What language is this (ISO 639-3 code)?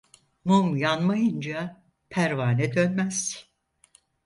tur